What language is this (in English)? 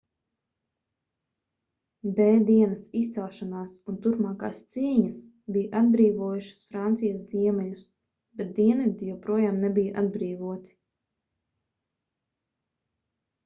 Latvian